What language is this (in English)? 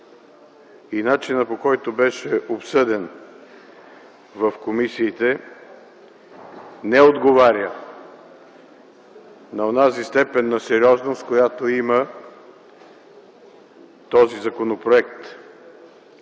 Bulgarian